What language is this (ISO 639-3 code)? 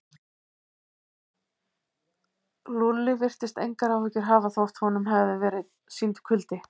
isl